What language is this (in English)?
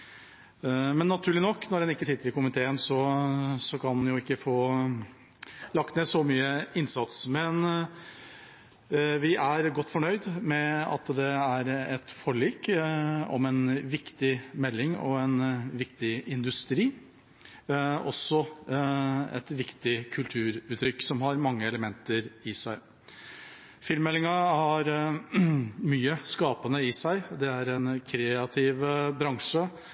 Norwegian Bokmål